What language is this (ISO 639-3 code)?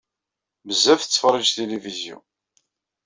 kab